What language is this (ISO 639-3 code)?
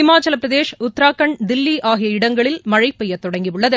tam